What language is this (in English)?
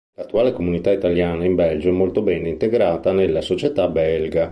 Italian